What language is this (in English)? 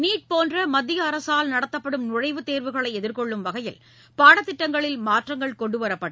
Tamil